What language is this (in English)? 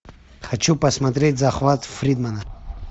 Russian